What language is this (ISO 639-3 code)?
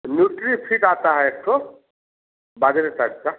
hin